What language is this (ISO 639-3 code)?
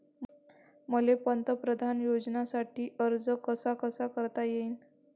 mar